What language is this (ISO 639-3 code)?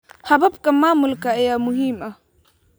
som